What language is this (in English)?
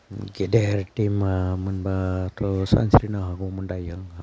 Bodo